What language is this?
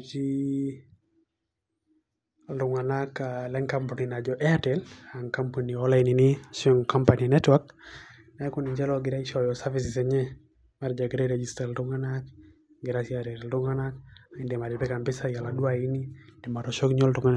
Masai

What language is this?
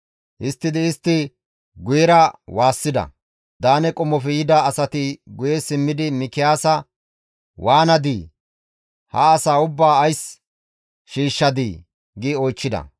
Gamo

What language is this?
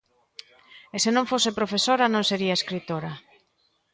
Galician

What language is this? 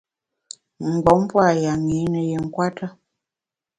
Bamun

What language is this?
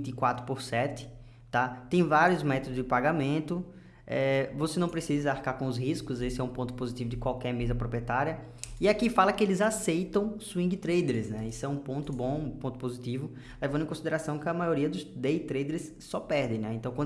Portuguese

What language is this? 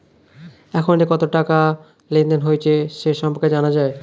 Bangla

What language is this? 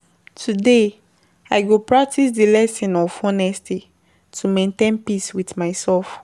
Nigerian Pidgin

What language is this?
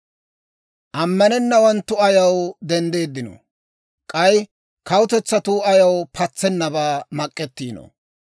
Dawro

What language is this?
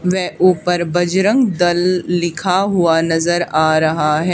Hindi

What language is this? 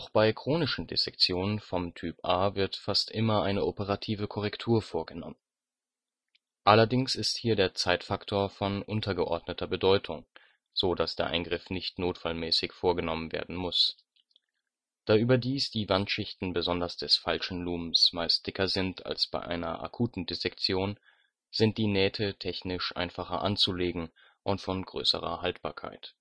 German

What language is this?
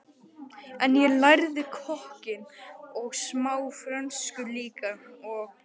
Icelandic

